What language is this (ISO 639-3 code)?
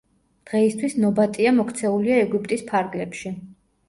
kat